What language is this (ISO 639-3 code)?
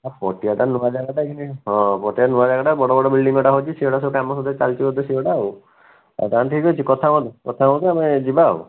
ori